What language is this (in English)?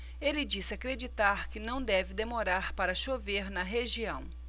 Portuguese